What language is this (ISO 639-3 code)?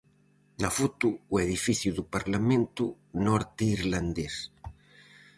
glg